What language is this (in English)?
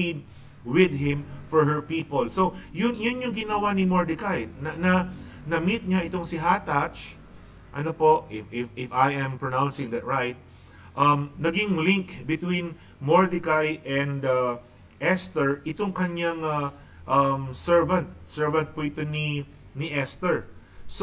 Filipino